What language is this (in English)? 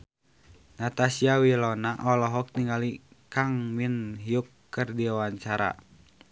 Sundanese